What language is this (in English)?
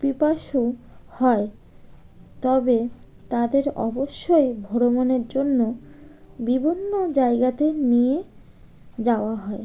Bangla